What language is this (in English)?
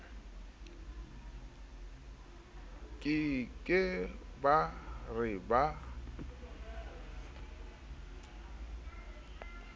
Southern Sotho